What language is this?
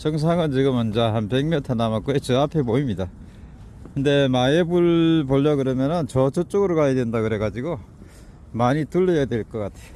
Korean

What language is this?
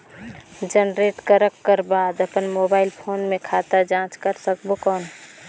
Chhattisgarhi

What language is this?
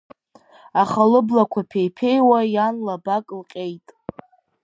Abkhazian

